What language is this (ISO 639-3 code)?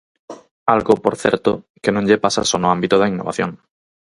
glg